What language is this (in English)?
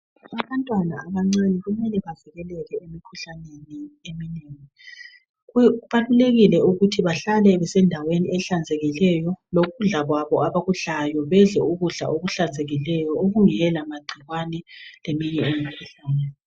North Ndebele